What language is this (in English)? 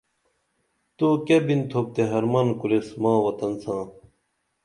Dameli